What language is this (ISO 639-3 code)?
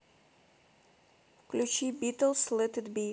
rus